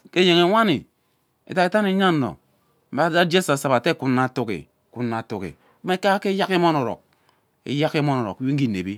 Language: Ubaghara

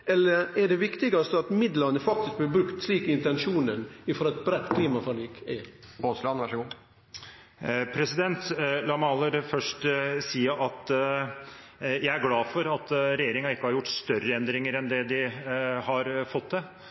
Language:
Norwegian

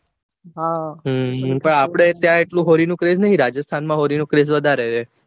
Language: Gujarati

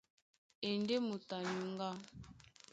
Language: Duala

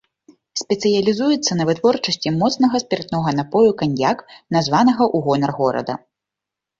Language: Belarusian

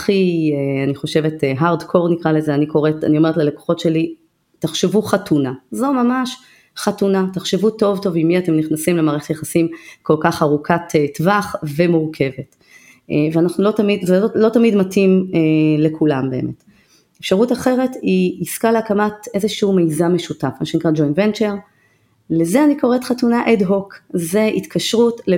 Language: Hebrew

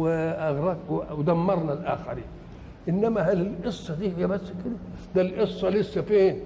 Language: Arabic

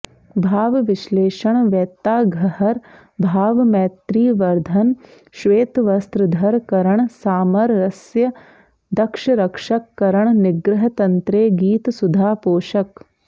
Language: Sanskrit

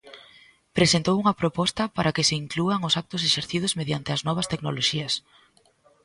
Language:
Galician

